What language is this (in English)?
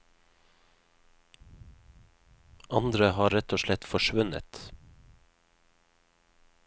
Norwegian